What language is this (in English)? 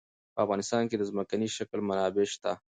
Pashto